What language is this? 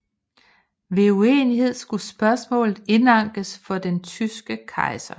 Danish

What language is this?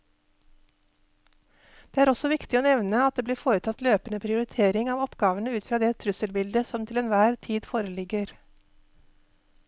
Norwegian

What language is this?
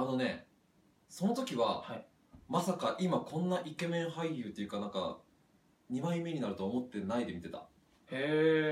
Japanese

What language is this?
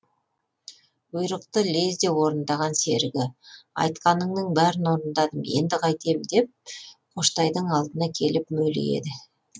Kazakh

